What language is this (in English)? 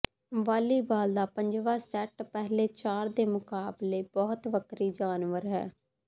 Punjabi